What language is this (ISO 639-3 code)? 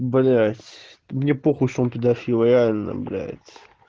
rus